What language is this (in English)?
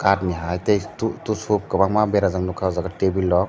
Kok Borok